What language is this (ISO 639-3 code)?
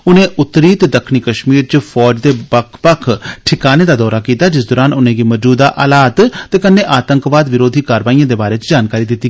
doi